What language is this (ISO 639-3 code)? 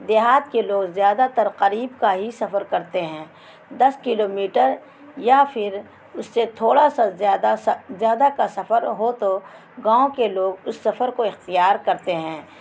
urd